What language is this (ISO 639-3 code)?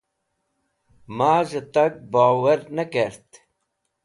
wbl